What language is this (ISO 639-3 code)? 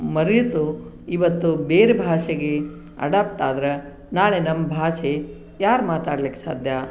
kan